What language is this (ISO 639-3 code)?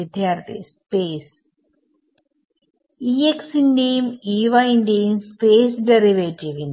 mal